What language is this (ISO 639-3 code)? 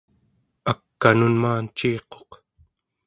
esu